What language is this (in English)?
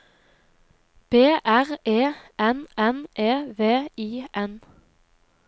Norwegian